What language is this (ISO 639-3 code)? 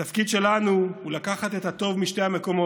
heb